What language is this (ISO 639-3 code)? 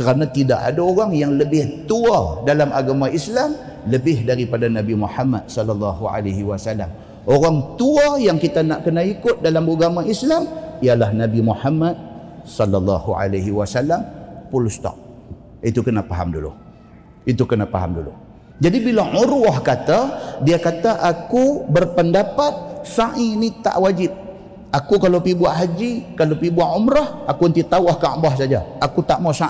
msa